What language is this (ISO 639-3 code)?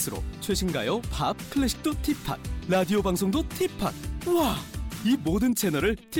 kor